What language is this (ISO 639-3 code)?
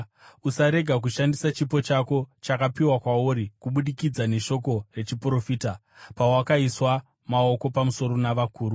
sna